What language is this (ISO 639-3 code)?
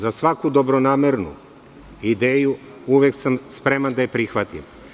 srp